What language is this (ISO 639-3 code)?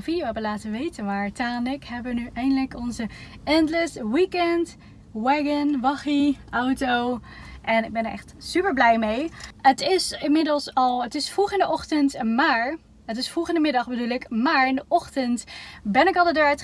nld